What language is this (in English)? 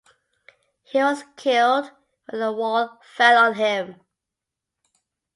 English